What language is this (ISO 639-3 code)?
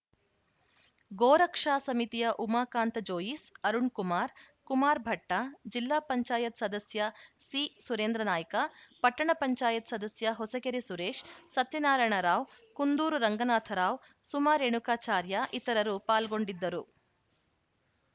kan